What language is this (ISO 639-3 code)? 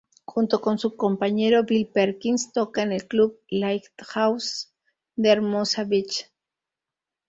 spa